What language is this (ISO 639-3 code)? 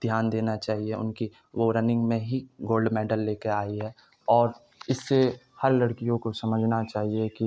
urd